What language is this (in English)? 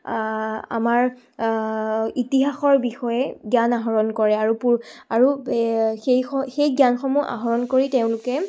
Assamese